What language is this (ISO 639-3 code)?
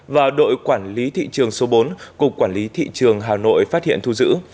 vie